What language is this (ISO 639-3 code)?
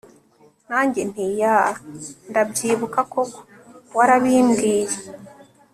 kin